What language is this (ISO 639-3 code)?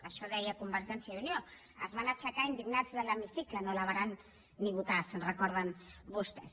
cat